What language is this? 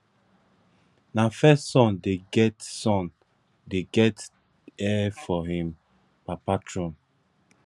Nigerian Pidgin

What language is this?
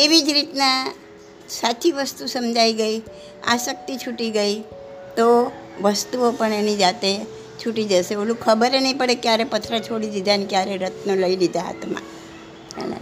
Gujarati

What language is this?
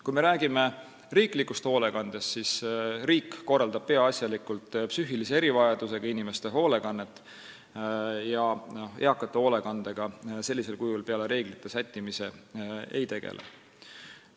Estonian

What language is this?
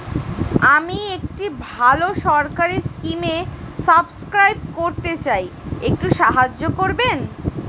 Bangla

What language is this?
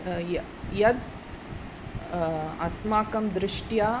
Sanskrit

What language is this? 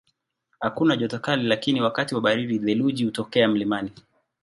Swahili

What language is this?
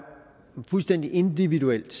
Danish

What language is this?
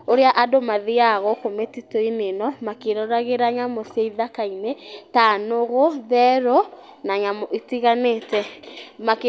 Kikuyu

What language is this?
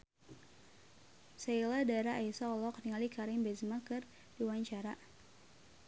Sundanese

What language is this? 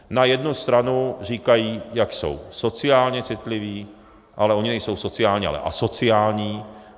Czech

